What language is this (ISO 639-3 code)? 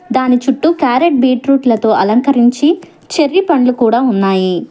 tel